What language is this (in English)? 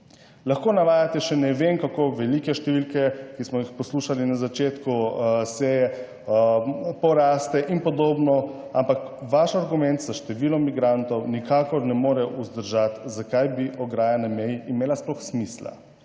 Slovenian